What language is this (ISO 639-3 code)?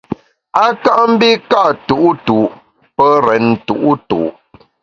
bax